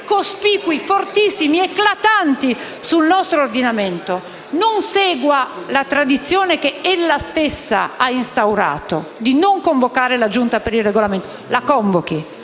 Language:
Italian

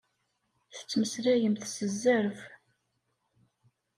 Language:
Kabyle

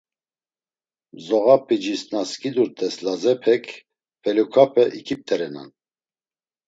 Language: Laz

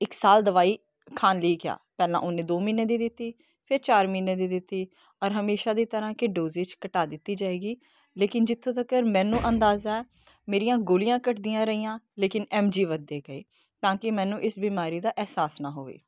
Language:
Punjabi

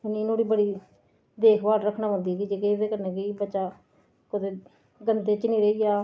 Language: Dogri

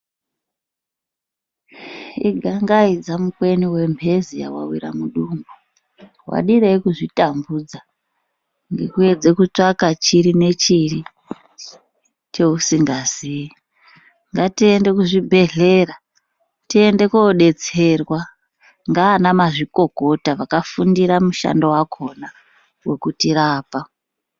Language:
Ndau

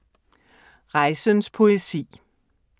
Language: Danish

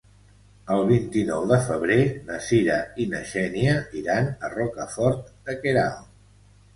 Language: Catalan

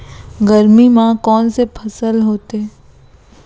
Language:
Chhattisgarhi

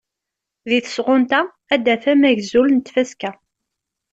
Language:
Kabyle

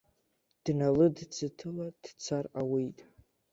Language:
Abkhazian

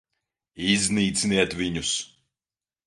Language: Latvian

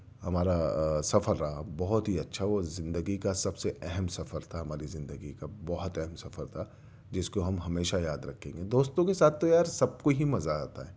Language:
Urdu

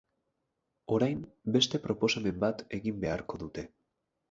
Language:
Basque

